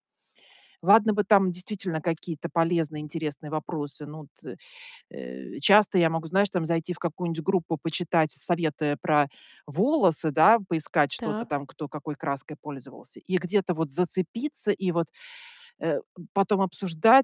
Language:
Russian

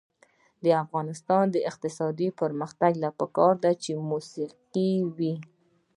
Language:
Pashto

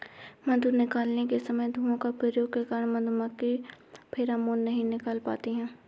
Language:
Hindi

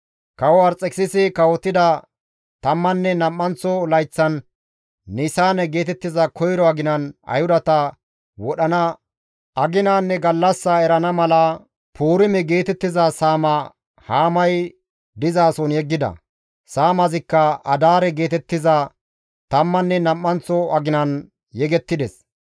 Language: Gamo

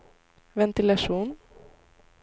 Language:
Swedish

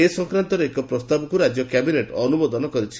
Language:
Odia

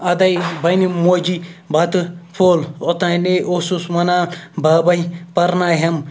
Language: Kashmiri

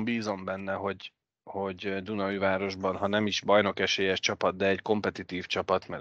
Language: Hungarian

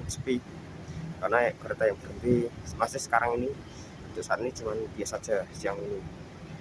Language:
Indonesian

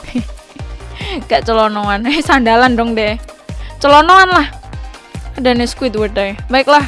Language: Indonesian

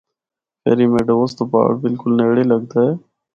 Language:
Northern Hindko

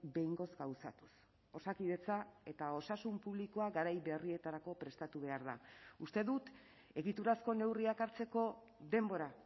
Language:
Basque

